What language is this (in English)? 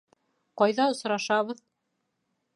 Bashkir